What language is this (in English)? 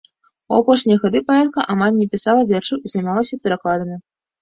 Belarusian